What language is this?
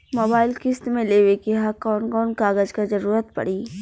Bhojpuri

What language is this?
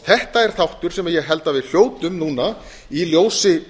Icelandic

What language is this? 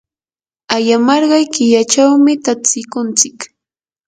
Yanahuanca Pasco Quechua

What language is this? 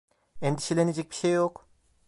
Turkish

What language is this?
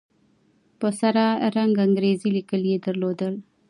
Pashto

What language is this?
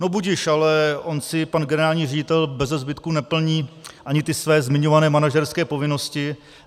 Czech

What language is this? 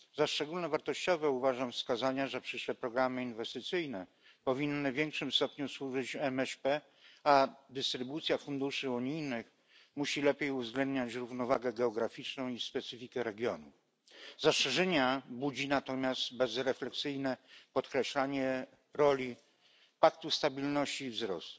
Polish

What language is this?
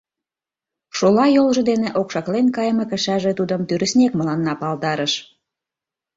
Mari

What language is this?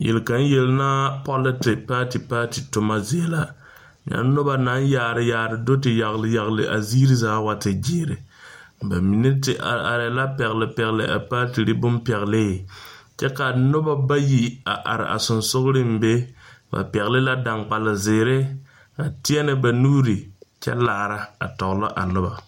Southern Dagaare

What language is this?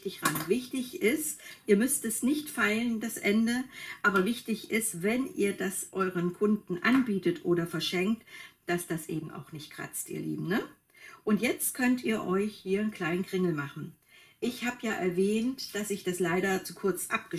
German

